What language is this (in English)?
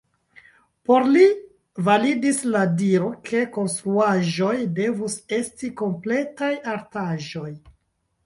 Esperanto